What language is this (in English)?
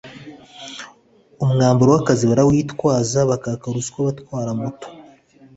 Kinyarwanda